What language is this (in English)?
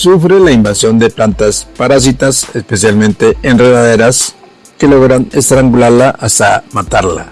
Spanish